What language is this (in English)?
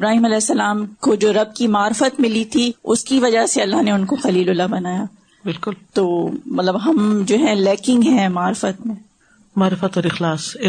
Urdu